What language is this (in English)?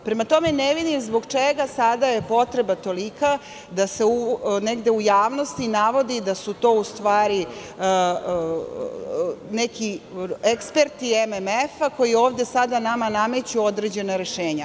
Serbian